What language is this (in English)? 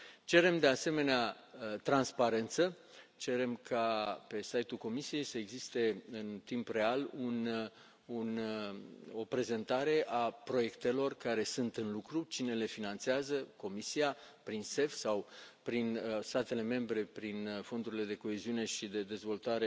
Romanian